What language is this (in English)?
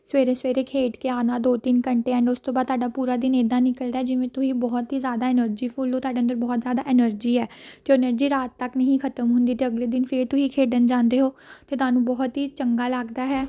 Punjabi